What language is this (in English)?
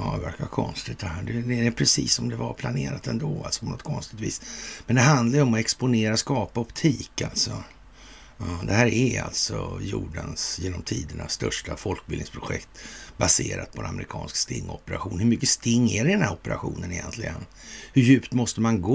Swedish